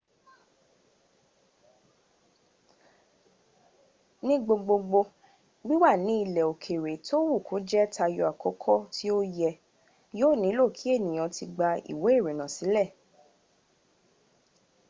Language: Yoruba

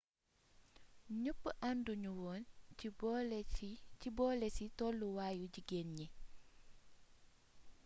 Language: Wolof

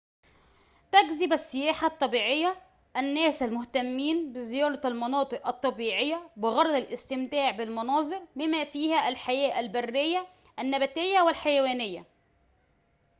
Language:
Arabic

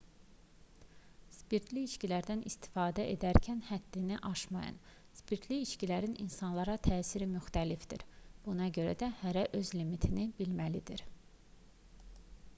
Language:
Azerbaijani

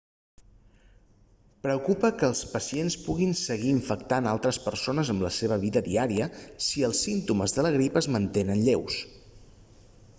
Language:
Catalan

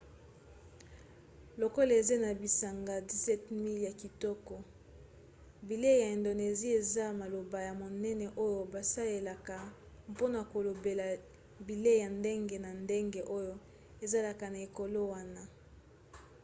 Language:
Lingala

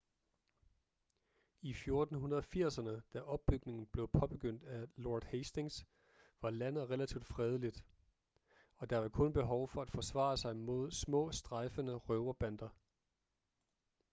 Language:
Danish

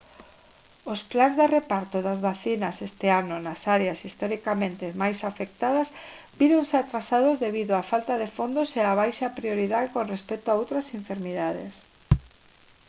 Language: Galician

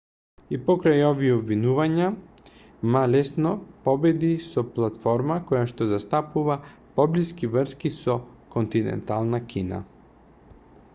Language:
Macedonian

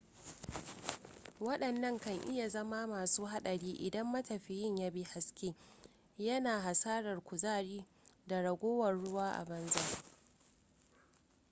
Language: Hausa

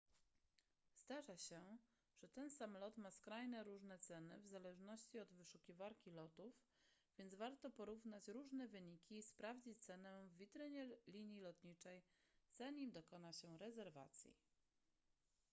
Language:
Polish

